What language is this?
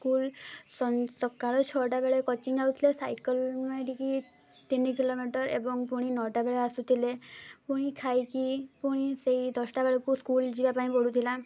Odia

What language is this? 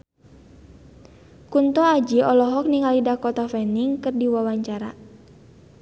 Sundanese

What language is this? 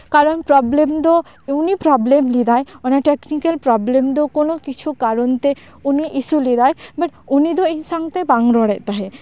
Santali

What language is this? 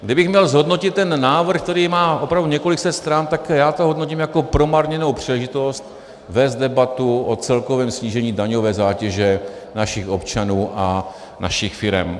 Czech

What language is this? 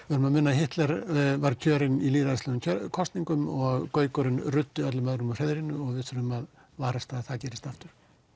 Icelandic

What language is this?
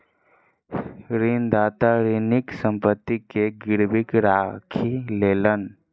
Maithili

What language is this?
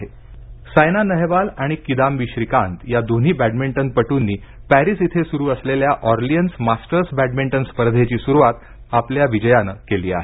Marathi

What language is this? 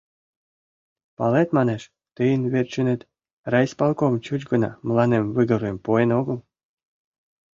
Mari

